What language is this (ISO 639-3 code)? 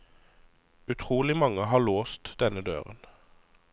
nor